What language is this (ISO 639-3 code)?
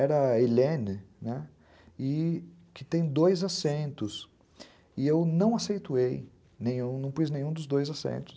por